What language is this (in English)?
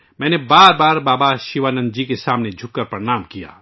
Urdu